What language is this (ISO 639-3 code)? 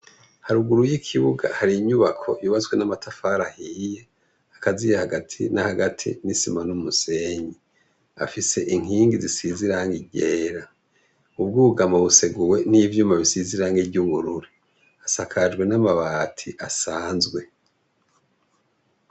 run